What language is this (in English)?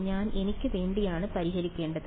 Malayalam